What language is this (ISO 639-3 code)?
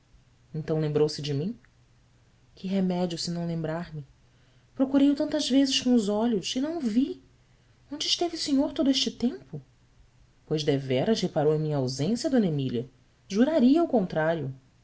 por